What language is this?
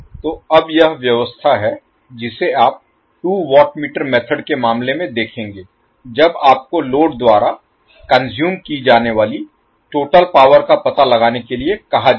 Hindi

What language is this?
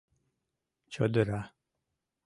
Mari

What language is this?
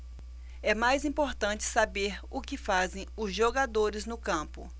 Portuguese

